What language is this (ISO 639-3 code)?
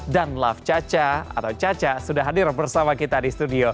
ind